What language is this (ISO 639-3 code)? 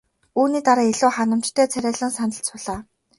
mon